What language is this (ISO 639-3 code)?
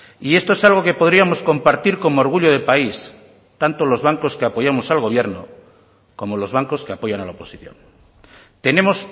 spa